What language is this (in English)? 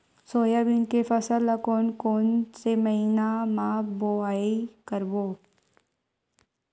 Chhattisgarhi